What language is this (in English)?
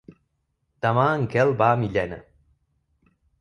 Catalan